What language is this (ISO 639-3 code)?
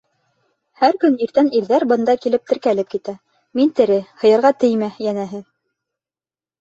bak